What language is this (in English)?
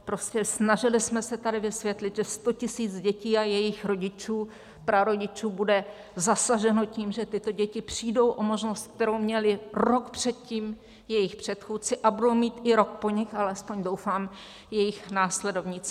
Czech